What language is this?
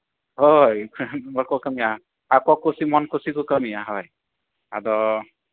Santali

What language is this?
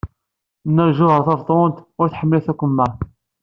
Kabyle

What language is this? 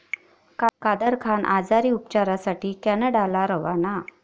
Marathi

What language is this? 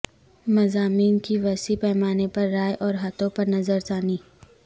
Urdu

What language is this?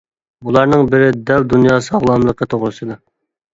Uyghur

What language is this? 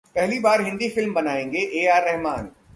Hindi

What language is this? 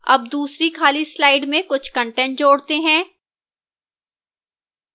Hindi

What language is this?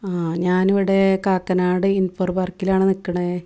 Malayalam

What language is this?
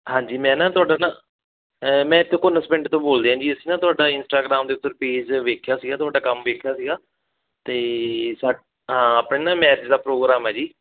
Punjabi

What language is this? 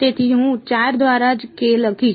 Gujarati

